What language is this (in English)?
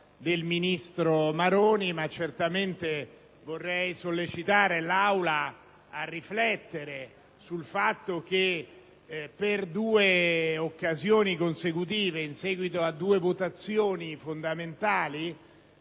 Italian